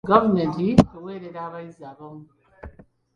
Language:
Ganda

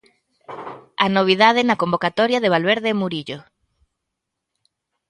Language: Galician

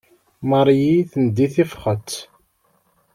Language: Kabyle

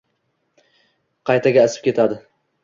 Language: Uzbek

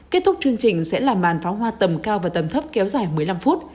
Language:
Vietnamese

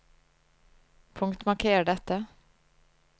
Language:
Norwegian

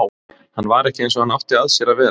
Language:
Icelandic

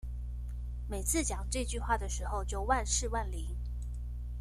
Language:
Chinese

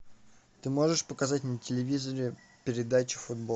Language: Russian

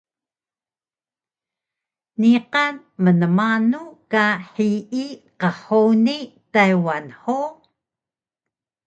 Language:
Taroko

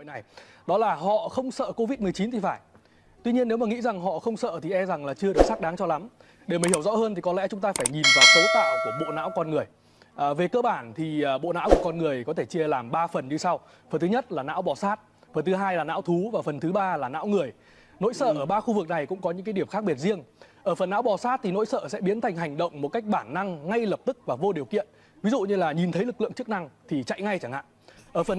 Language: Vietnamese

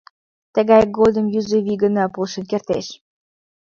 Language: Mari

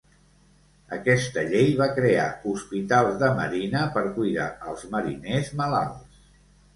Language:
Catalan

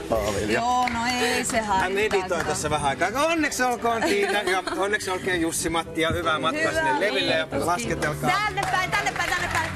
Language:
Finnish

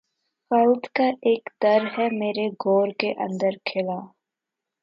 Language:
Urdu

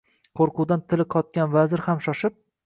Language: Uzbek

